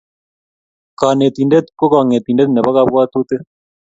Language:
Kalenjin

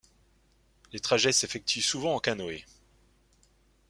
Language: French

